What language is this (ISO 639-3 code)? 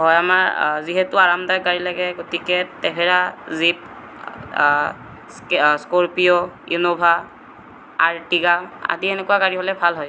asm